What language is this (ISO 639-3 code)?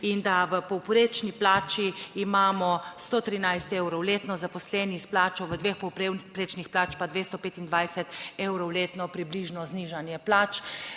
slv